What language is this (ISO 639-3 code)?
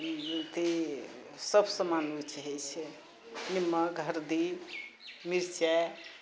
mai